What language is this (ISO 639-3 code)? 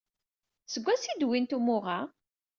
kab